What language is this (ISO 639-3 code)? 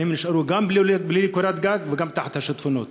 heb